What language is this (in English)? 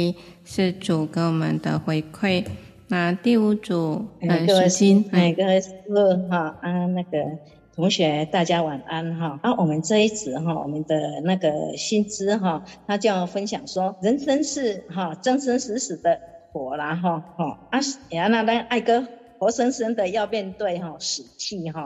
Chinese